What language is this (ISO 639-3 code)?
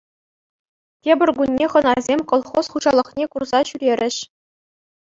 chv